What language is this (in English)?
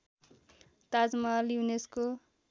Nepali